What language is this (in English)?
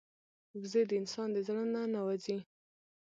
Pashto